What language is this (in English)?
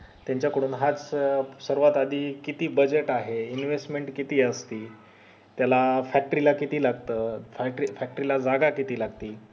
Marathi